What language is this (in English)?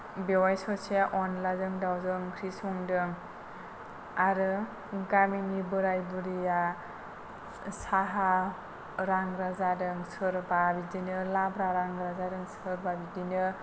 Bodo